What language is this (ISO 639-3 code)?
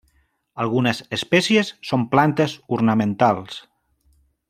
cat